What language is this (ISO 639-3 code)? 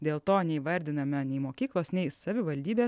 lit